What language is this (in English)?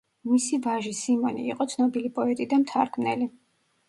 Georgian